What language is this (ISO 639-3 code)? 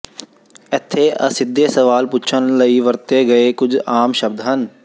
pan